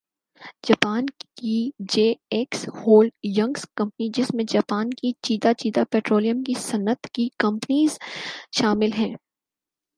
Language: Urdu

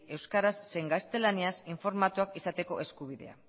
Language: Basque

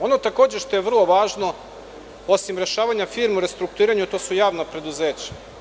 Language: Serbian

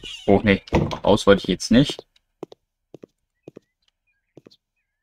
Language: German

